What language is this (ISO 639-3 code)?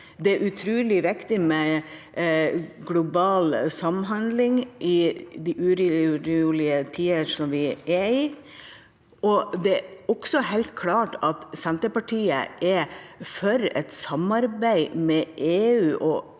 nor